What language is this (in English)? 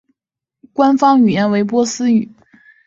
Chinese